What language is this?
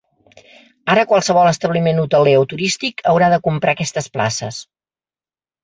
Catalan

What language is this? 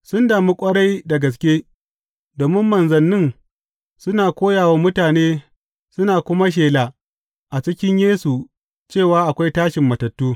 Hausa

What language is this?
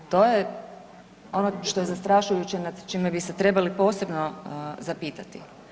Croatian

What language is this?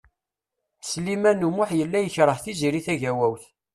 Kabyle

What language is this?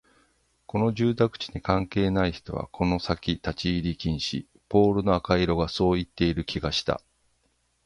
Japanese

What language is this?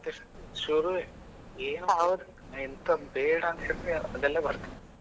Kannada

